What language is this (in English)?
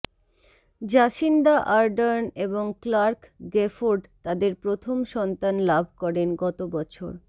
Bangla